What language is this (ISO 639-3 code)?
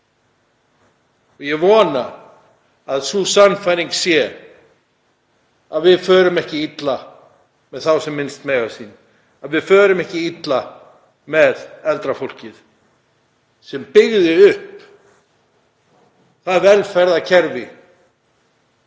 isl